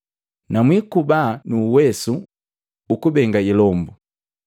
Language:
Matengo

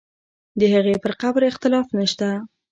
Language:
Pashto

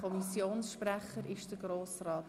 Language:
Swiss German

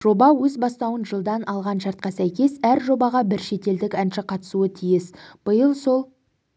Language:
Kazakh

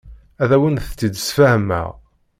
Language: Kabyle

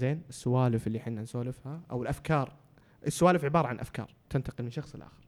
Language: Arabic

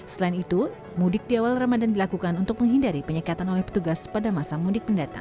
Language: Indonesian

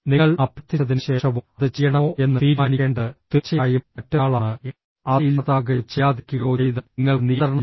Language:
Malayalam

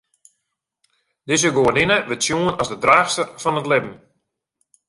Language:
Western Frisian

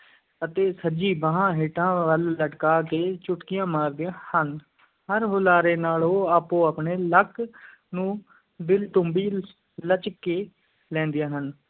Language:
Punjabi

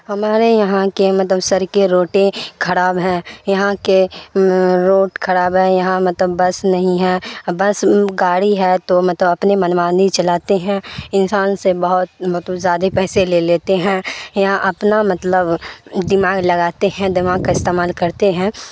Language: Urdu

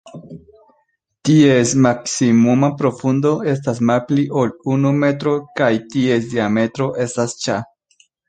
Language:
Esperanto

